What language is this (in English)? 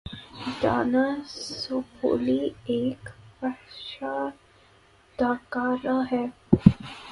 Urdu